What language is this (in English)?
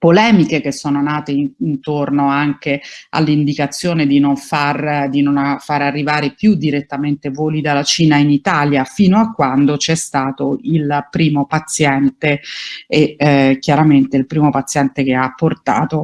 Italian